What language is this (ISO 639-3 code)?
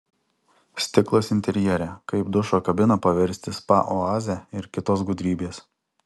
lit